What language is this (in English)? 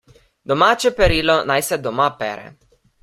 Slovenian